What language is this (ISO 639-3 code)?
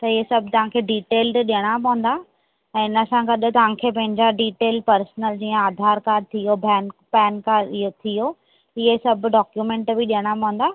snd